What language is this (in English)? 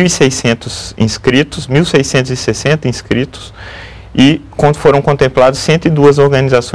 Portuguese